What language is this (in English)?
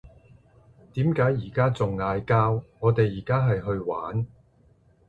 Cantonese